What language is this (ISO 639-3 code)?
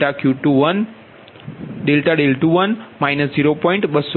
guj